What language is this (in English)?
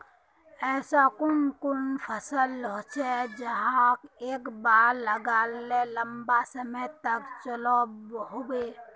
Magahi